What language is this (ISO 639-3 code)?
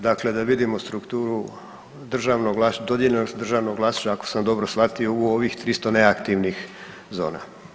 hrv